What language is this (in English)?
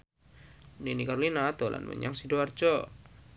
Javanese